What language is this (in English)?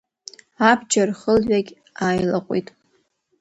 Abkhazian